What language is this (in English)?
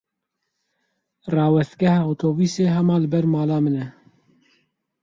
Kurdish